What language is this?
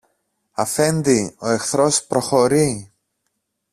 Greek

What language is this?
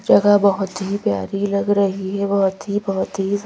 Hindi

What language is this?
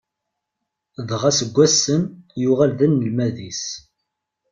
Kabyle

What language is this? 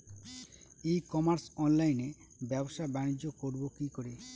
Bangla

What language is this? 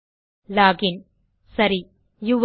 Tamil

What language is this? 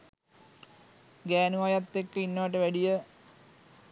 Sinhala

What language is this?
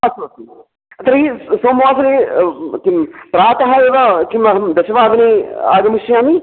Sanskrit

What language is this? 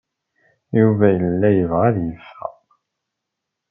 Kabyle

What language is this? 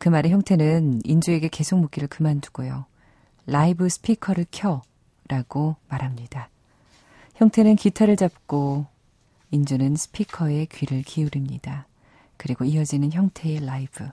Korean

